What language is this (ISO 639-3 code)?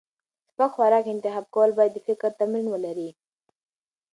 pus